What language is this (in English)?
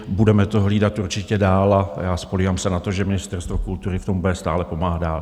Czech